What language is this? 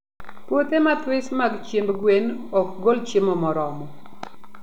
Luo (Kenya and Tanzania)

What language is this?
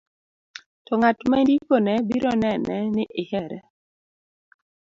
Luo (Kenya and Tanzania)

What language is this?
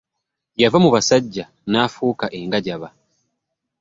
Ganda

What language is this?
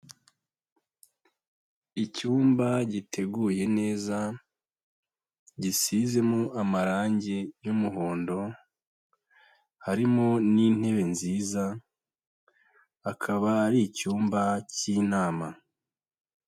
Kinyarwanda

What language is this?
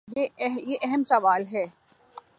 Urdu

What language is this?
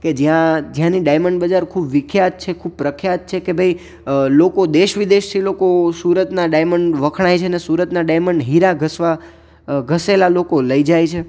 Gujarati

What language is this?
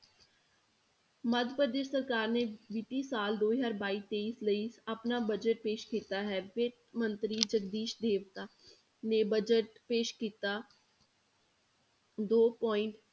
Punjabi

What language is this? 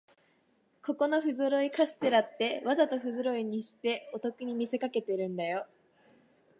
Japanese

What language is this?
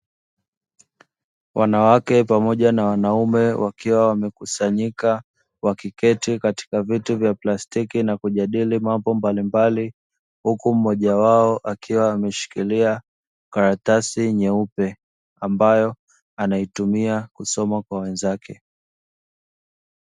Swahili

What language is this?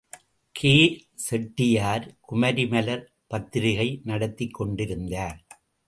Tamil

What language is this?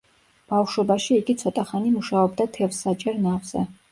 Georgian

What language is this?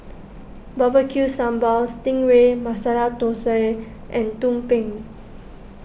English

